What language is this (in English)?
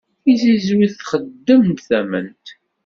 Kabyle